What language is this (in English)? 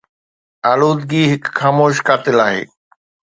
Sindhi